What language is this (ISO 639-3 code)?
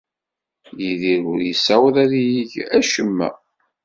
kab